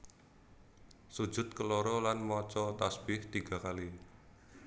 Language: Javanese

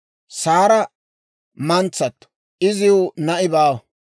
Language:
Dawro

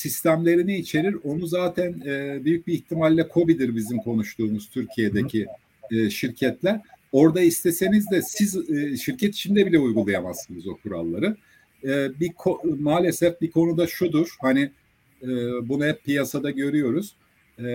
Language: Turkish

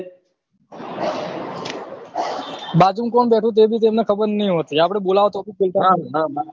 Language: Gujarati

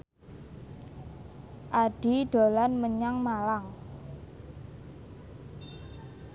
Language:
Javanese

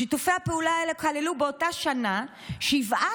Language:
Hebrew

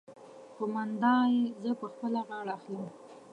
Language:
Pashto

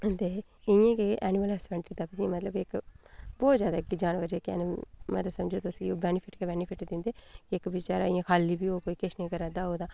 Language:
Dogri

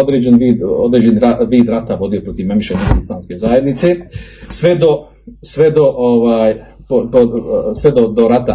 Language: Croatian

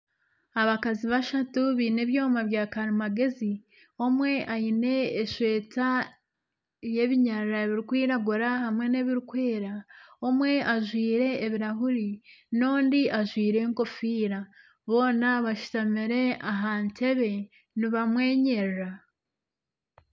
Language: Nyankole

